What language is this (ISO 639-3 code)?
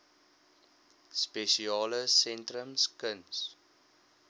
afr